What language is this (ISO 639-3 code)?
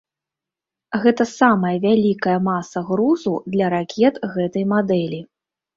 bel